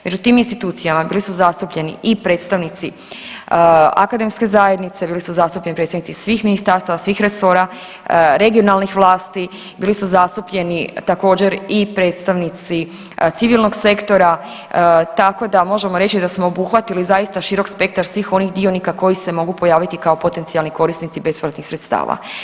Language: Croatian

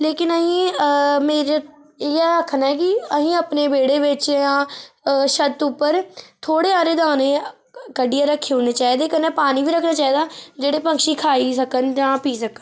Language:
Dogri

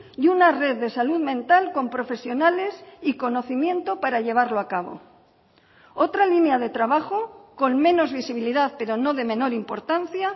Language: Spanish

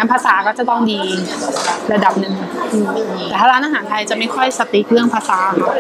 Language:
Thai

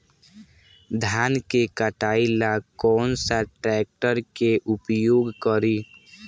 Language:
Bhojpuri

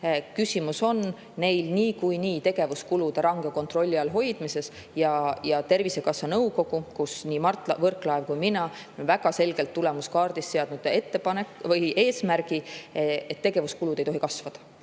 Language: Estonian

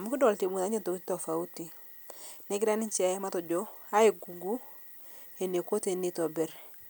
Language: Masai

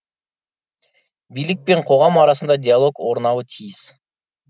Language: Kazakh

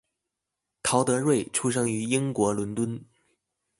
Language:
Chinese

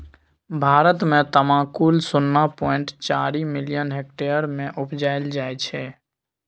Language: Maithili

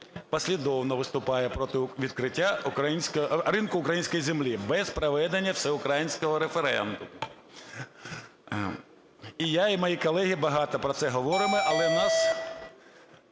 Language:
Ukrainian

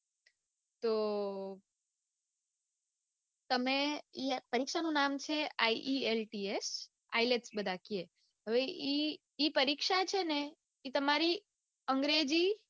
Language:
Gujarati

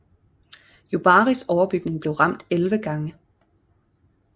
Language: Danish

